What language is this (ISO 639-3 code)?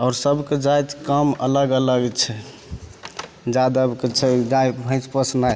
mai